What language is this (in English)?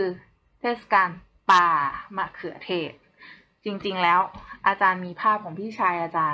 Thai